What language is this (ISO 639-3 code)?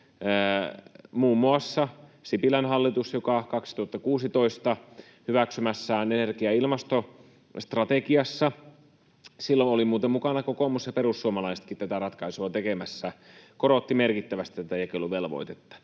fin